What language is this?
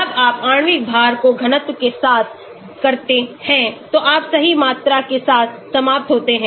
Hindi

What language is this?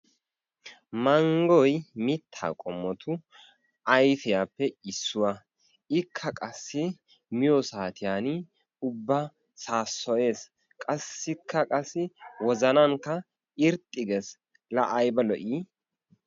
Wolaytta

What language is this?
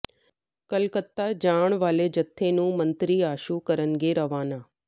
Punjabi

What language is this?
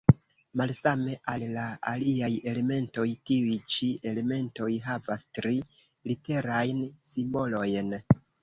Esperanto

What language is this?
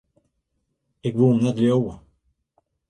Western Frisian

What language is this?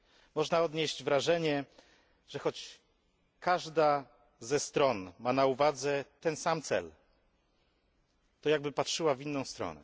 Polish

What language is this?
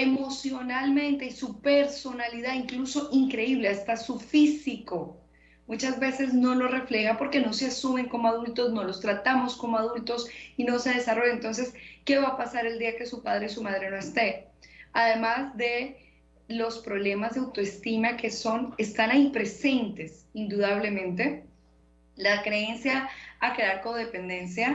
Spanish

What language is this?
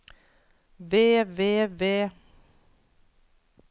Norwegian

